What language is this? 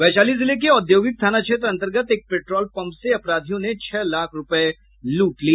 Hindi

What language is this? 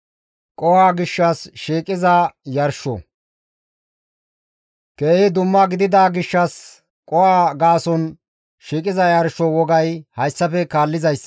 Gamo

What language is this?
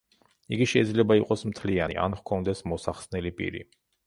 Georgian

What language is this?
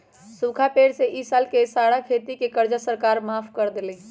Magahi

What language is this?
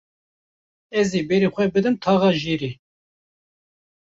Kurdish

